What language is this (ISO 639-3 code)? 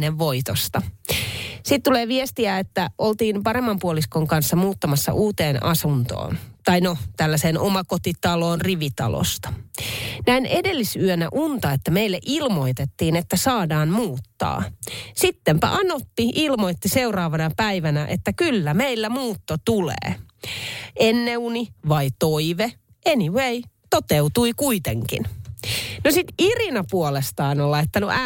fin